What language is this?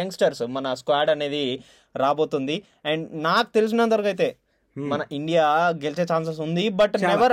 Telugu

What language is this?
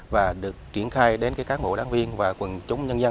Vietnamese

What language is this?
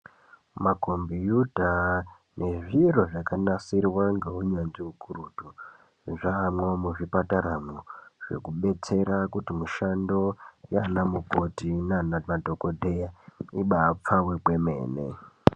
Ndau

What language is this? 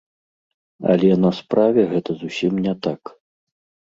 Belarusian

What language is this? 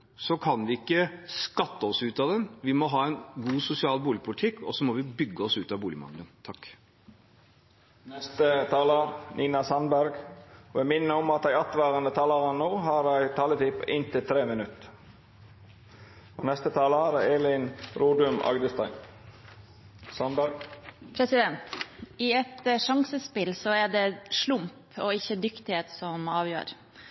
Norwegian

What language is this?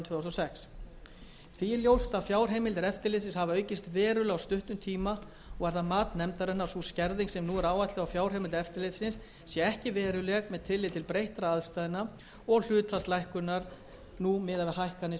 Icelandic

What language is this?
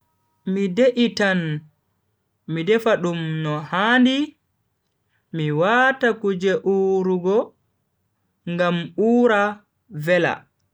Bagirmi Fulfulde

